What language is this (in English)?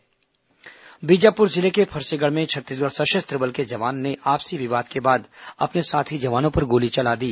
Hindi